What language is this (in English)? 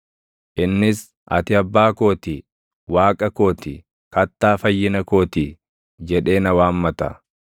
Oromo